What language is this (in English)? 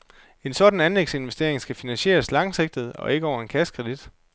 Danish